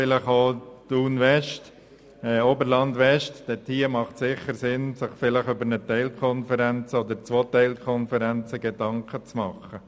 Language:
Swiss German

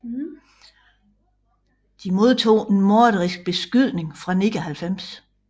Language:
Danish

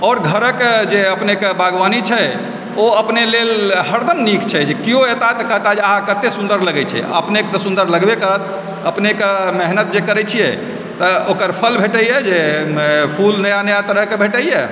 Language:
Maithili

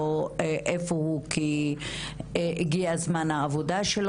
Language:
Hebrew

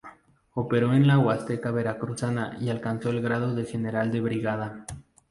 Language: Spanish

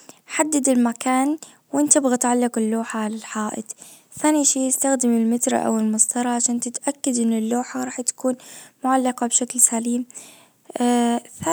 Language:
Najdi Arabic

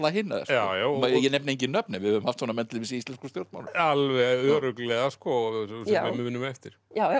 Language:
Icelandic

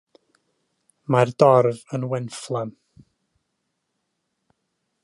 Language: Welsh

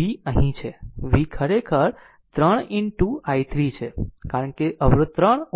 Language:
Gujarati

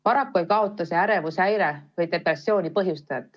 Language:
Estonian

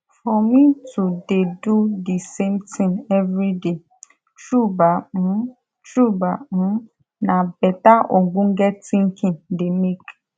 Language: Nigerian Pidgin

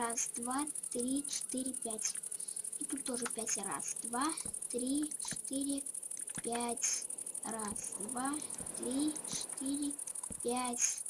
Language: Russian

